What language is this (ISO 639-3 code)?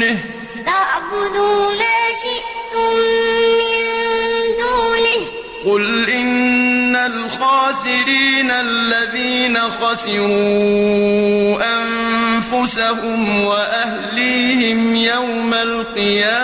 ara